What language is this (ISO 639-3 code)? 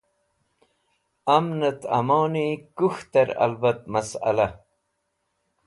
wbl